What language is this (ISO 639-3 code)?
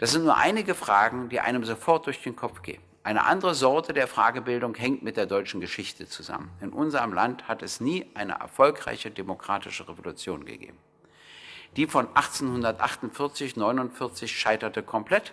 deu